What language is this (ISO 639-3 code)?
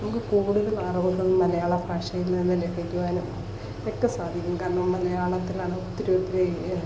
mal